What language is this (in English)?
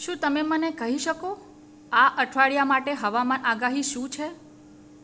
Gujarati